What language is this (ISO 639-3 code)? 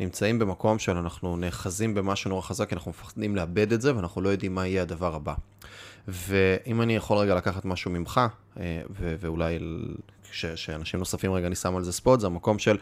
heb